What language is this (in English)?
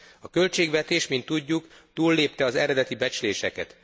Hungarian